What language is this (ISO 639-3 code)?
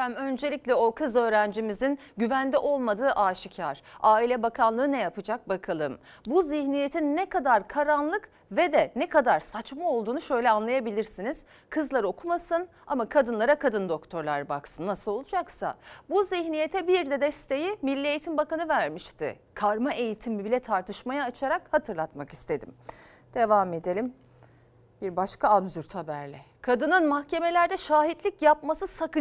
tur